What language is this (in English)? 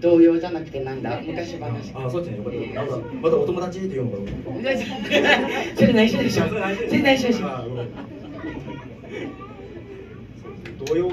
Japanese